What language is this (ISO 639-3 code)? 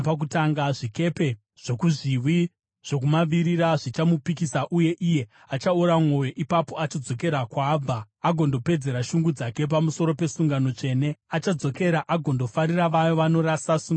sna